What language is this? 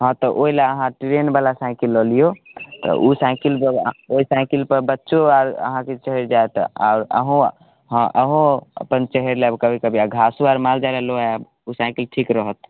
Maithili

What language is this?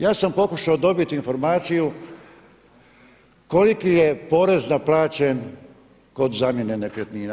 Croatian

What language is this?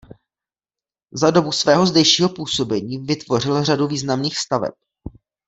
Czech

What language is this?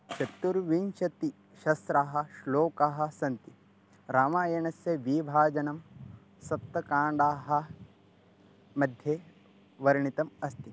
Sanskrit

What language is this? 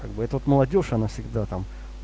Russian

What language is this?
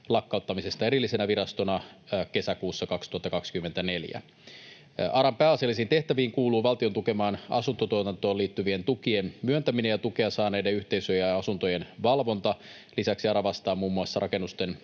Finnish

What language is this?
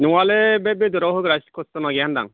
Bodo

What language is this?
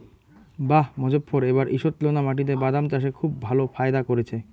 Bangla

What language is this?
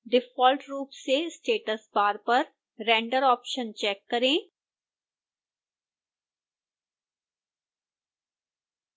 Hindi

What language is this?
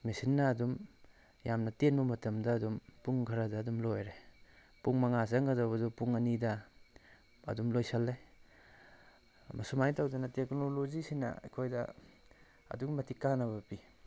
Manipuri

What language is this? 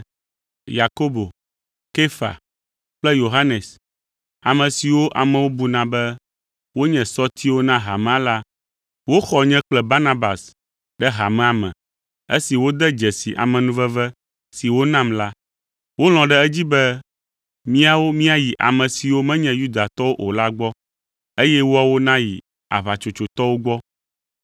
Ewe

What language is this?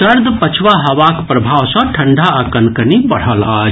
Maithili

